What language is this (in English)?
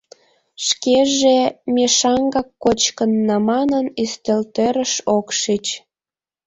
Mari